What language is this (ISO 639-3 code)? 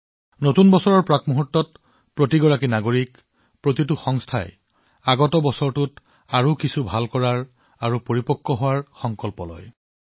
asm